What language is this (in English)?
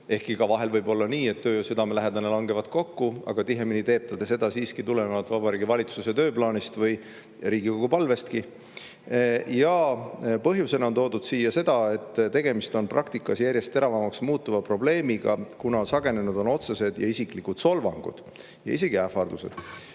Estonian